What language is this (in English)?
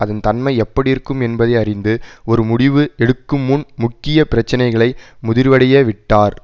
Tamil